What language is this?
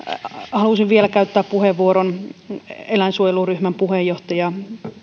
Finnish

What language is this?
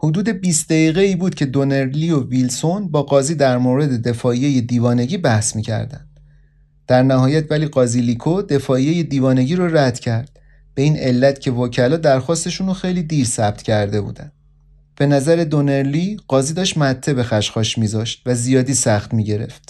Persian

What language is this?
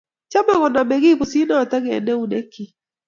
Kalenjin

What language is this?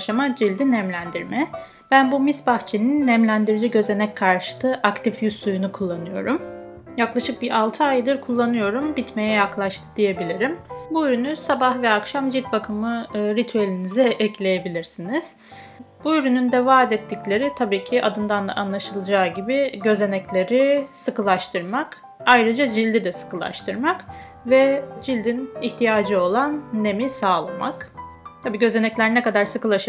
Turkish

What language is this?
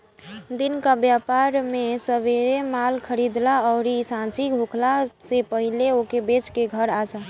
Bhojpuri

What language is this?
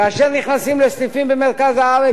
Hebrew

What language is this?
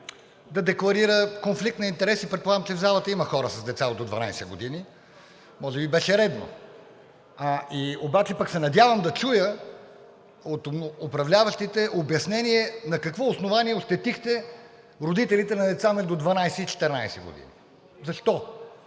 Bulgarian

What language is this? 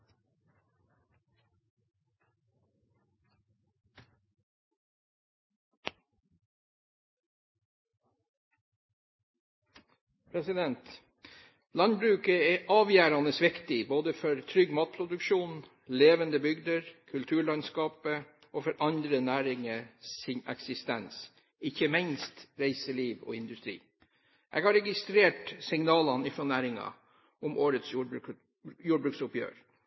Norwegian Bokmål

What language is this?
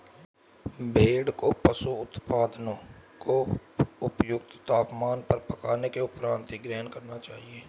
Hindi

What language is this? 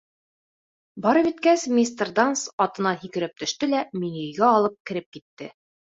Bashkir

